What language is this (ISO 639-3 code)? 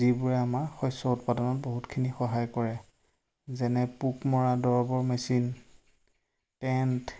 asm